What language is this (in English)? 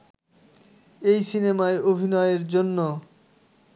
Bangla